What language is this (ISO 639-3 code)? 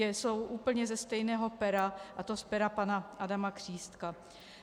ces